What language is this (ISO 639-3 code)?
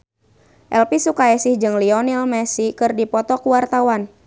sun